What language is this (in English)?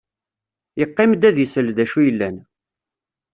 Kabyle